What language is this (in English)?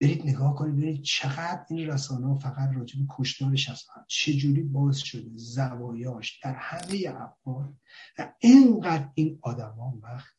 Persian